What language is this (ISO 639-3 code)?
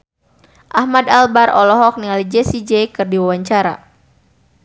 sun